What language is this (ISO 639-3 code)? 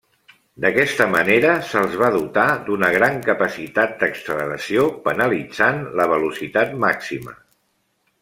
cat